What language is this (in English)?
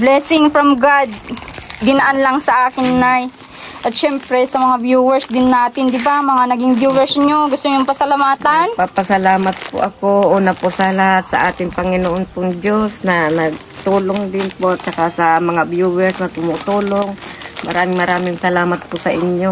Filipino